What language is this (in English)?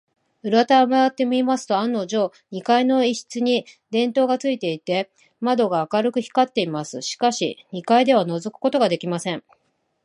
Japanese